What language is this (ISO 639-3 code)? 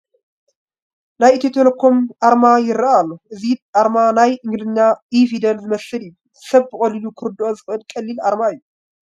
tir